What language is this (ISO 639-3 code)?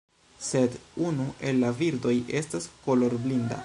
epo